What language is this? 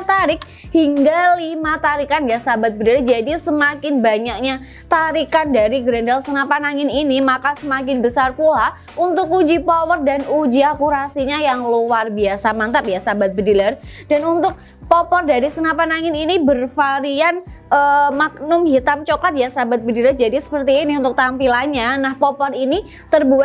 Indonesian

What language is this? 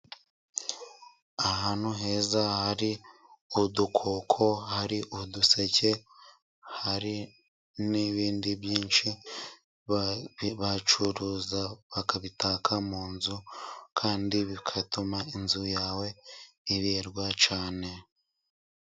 Kinyarwanda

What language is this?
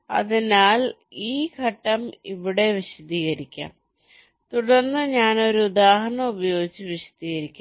Malayalam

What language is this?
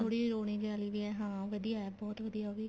Punjabi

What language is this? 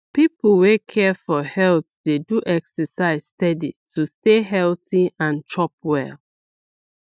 Nigerian Pidgin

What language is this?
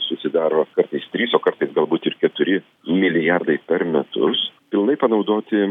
Lithuanian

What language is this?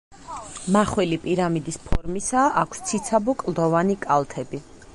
Georgian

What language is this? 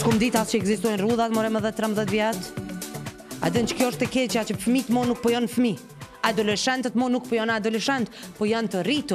Romanian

